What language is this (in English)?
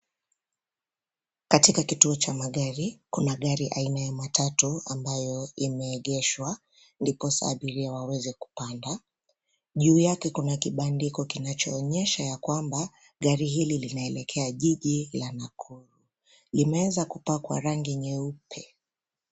Swahili